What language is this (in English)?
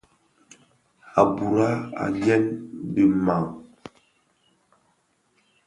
Bafia